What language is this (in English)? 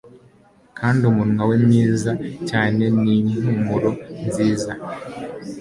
Kinyarwanda